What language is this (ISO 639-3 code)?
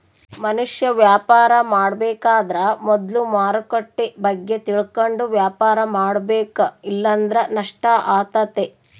kan